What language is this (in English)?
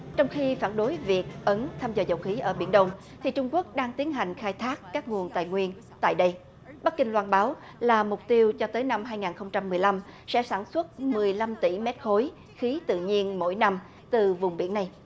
Vietnamese